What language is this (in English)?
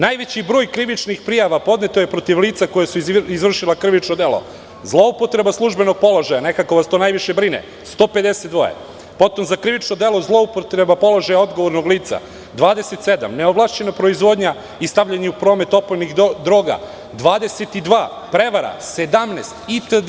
Serbian